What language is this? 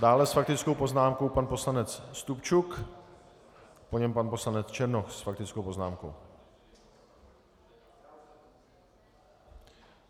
Czech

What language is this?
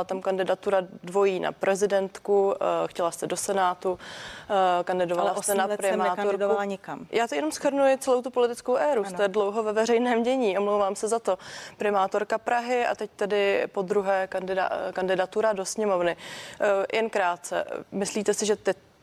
Czech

